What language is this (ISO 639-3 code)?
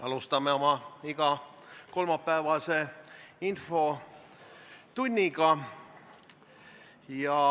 est